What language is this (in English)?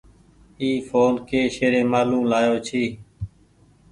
Goaria